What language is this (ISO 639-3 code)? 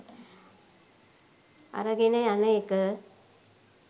sin